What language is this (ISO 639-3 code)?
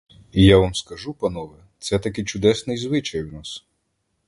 ukr